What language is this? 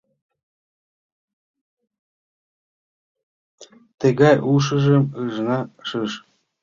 Mari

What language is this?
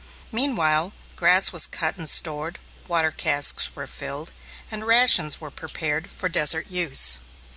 English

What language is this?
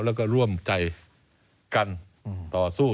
Thai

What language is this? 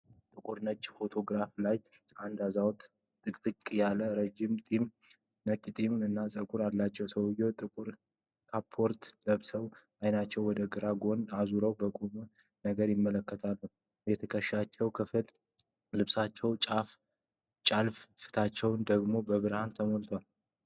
Amharic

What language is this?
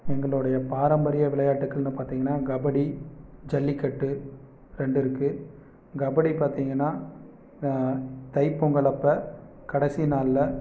Tamil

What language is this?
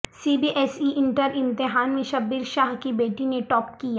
Urdu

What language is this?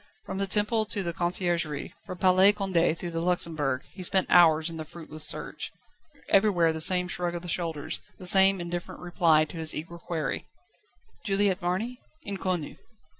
English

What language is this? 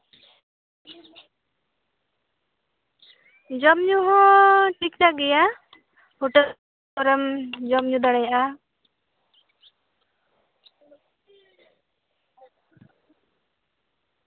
Santali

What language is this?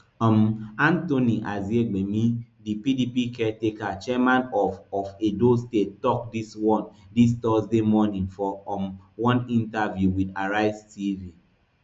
Nigerian Pidgin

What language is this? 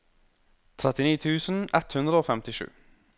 Norwegian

